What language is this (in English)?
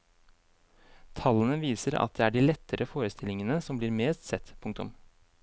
Norwegian